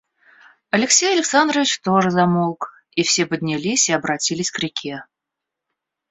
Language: Russian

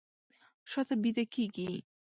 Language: Pashto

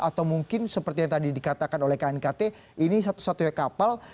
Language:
Indonesian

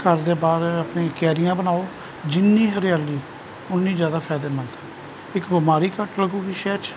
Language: Punjabi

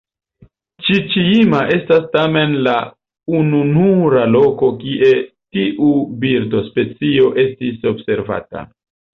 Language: Esperanto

